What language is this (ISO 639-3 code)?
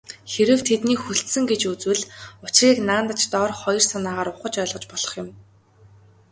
mon